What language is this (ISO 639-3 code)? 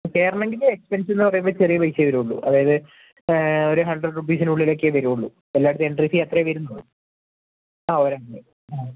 mal